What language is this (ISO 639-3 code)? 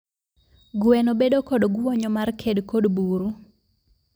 luo